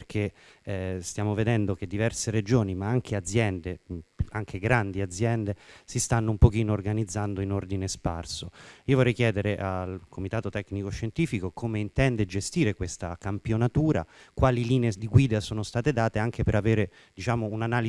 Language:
Italian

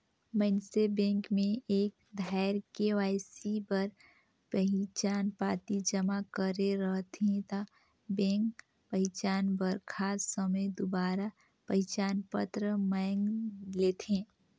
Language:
Chhattisgarhi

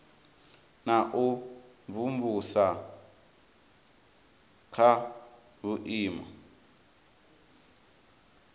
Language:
Venda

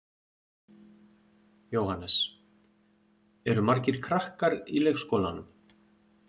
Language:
Icelandic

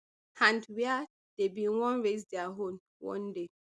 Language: Nigerian Pidgin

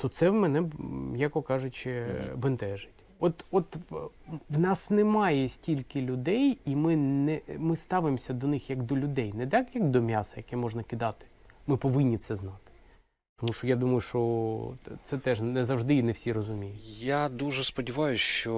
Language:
Ukrainian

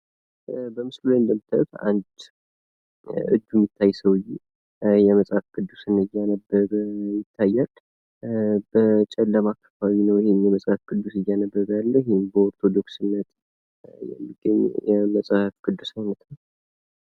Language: Amharic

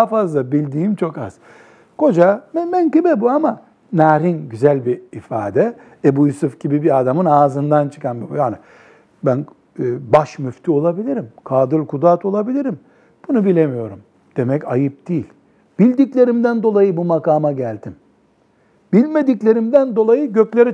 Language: Turkish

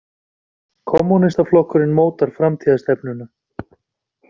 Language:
Icelandic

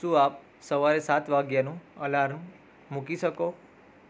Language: Gujarati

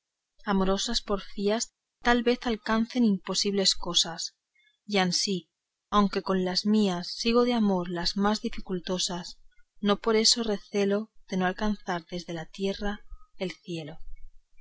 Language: Spanish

